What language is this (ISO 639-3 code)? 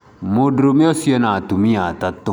kik